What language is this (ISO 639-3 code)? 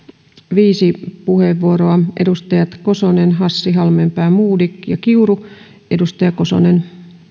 fin